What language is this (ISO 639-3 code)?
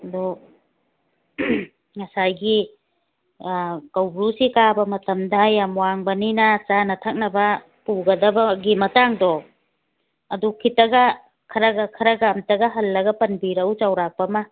mni